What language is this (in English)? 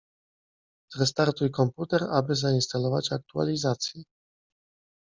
Polish